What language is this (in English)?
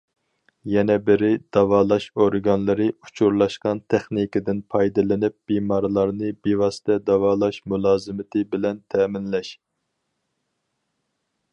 Uyghur